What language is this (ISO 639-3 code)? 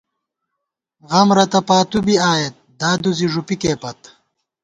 gwt